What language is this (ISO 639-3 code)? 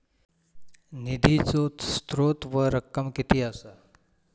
mar